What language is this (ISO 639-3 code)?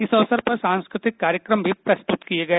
hin